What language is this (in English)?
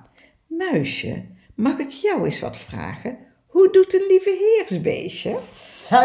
Dutch